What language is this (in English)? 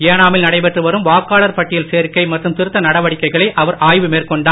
Tamil